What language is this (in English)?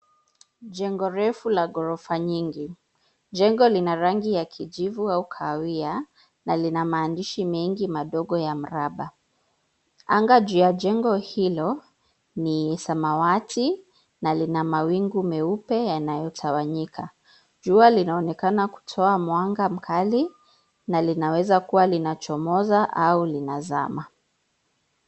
Swahili